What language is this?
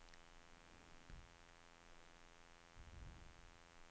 Swedish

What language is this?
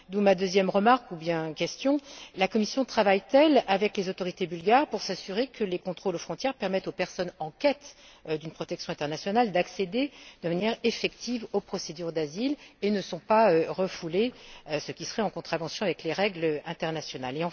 French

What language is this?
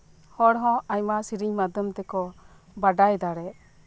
Santali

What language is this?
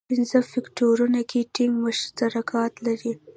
Pashto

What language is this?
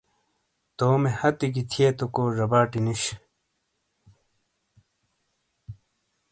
Shina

